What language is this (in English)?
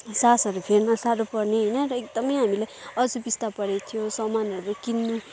Nepali